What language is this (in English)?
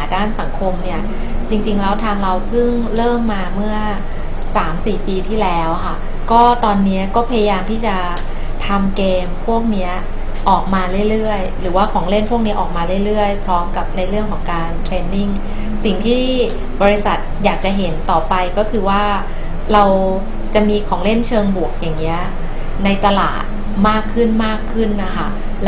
Thai